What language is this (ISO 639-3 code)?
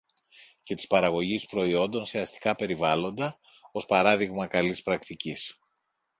ell